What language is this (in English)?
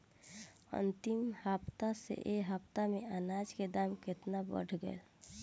Bhojpuri